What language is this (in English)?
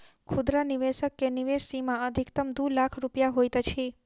Maithili